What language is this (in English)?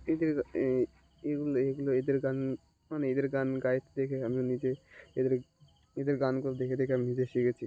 Bangla